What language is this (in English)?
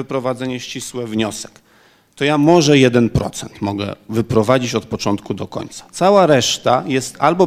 Polish